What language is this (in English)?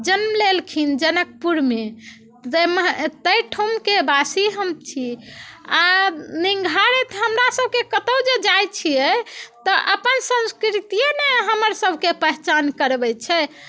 Maithili